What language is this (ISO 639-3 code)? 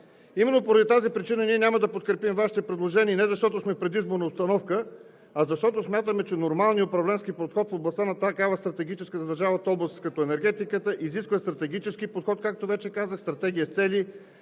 bul